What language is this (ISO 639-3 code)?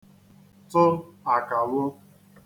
ibo